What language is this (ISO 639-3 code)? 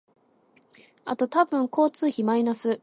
jpn